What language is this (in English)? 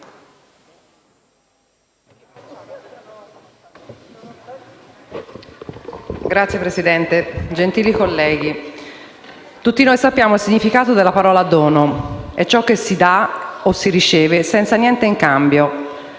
Italian